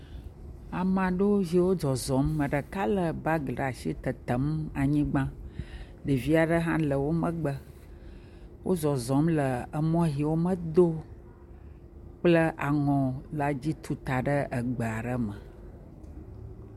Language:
Ewe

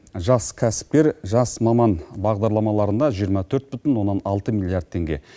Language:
Kazakh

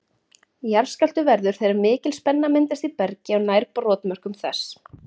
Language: Icelandic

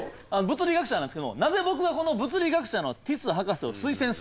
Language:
Japanese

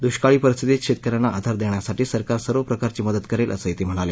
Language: Marathi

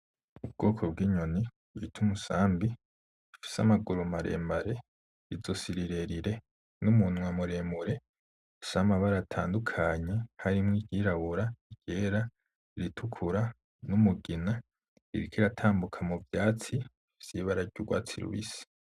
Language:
Rundi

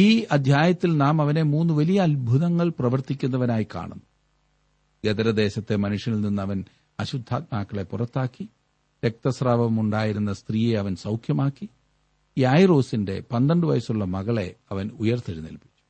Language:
Malayalam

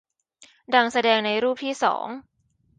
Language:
Thai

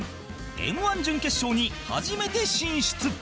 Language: Japanese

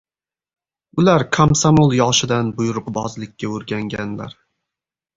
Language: Uzbek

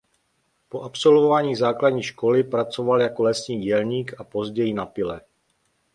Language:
Czech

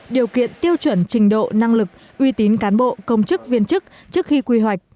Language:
Vietnamese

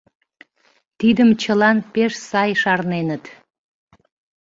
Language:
Mari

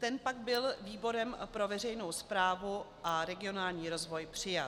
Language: Czech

